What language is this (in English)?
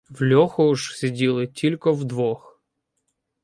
Ukrainian